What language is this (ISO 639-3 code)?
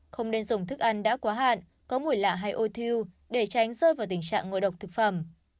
vie